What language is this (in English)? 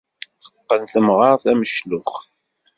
Kabyle